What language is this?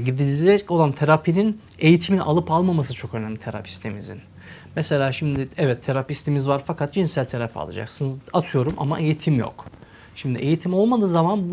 Turkish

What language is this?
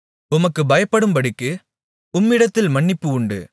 Tamil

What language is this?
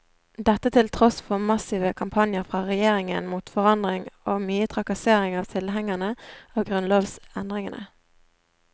Norwegian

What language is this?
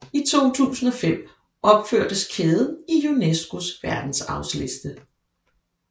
Danish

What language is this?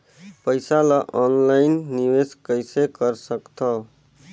Chhattisgarhi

